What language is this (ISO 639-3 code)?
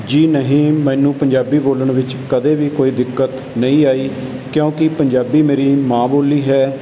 pan